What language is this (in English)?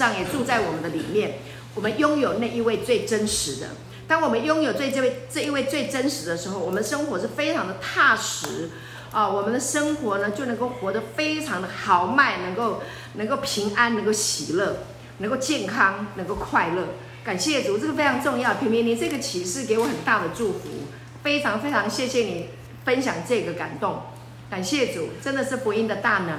Chinese